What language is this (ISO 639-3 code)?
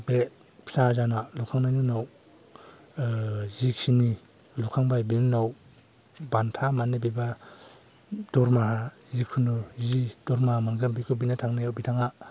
brx